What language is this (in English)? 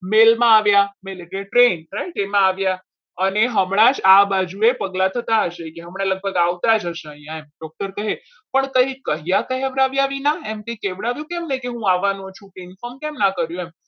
Gujarati